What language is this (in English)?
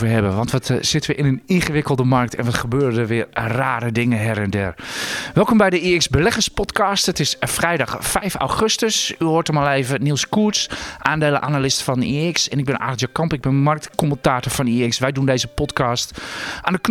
Dutch